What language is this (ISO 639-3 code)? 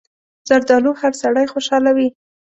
pus